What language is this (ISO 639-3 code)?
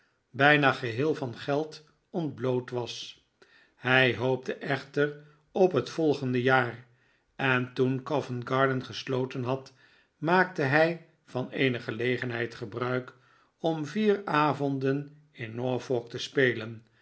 nld